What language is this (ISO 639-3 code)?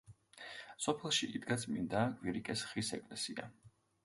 kat